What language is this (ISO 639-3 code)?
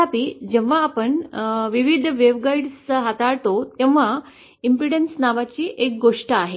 mar